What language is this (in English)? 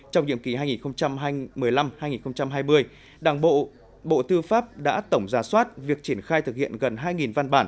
Vietnamese